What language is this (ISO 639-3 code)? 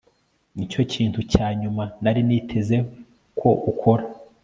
kin